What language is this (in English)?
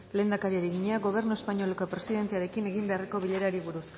Basque